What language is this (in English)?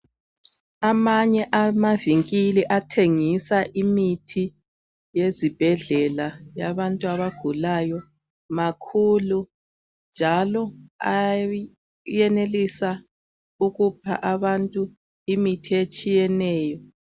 North Ndebele